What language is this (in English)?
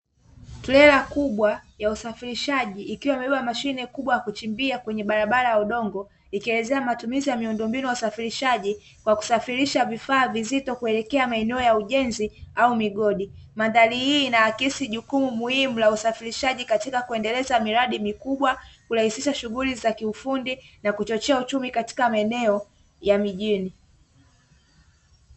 Swahili